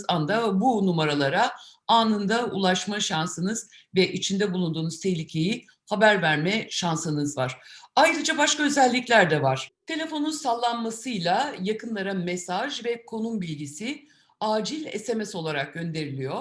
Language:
Turkish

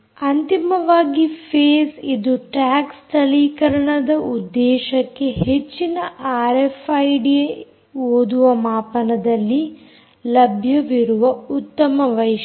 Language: Kannada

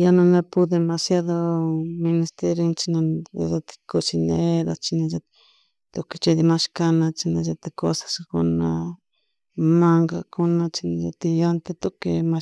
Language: Chimborazo Highland Quichua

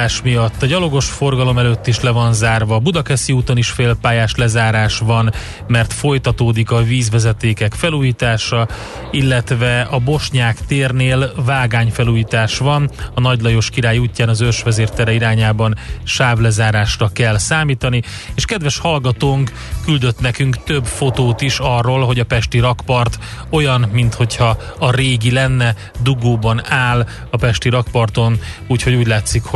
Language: Hungarian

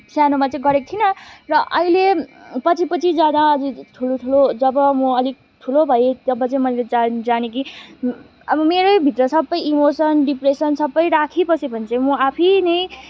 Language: Nepali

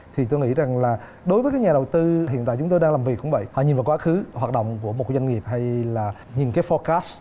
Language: Vietnamese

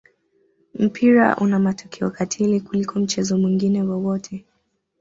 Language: Swahili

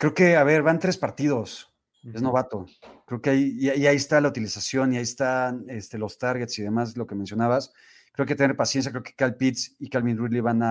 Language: Spanish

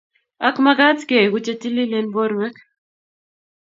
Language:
Kalenjin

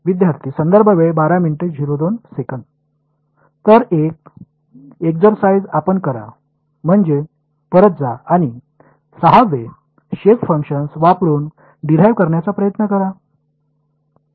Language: Marathi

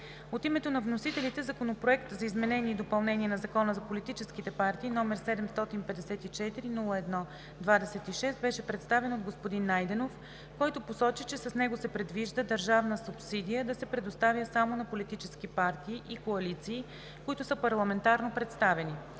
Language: Bulgarian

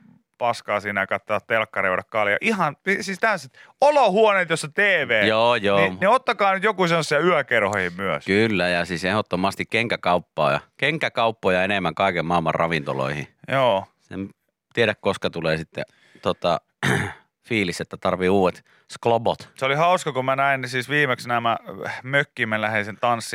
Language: Finnish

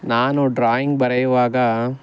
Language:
Kannada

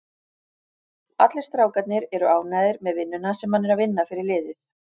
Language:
Icelandic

